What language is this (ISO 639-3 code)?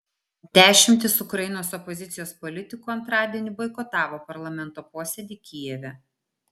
lit